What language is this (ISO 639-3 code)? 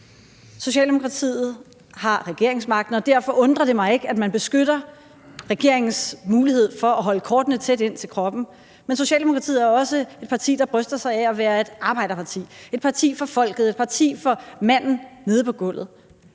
dan